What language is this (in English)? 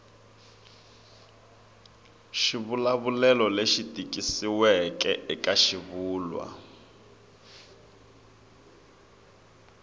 Tsonga